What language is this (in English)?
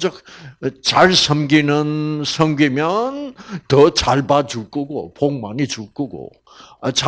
Korean